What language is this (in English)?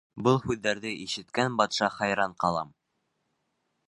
Bashkir